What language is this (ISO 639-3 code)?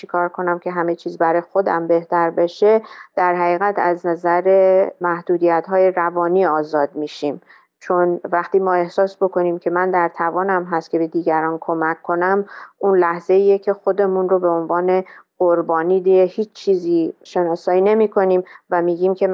fas